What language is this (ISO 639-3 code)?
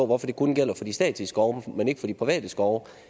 dan